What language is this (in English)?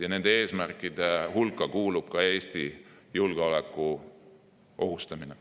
Estonian